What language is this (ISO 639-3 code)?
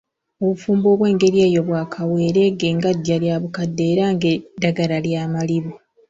lug